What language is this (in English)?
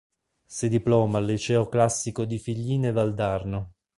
Italian